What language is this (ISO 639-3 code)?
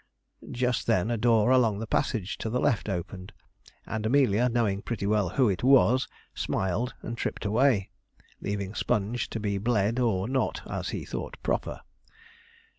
eng